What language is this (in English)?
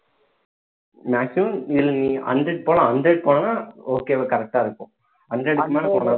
Tamil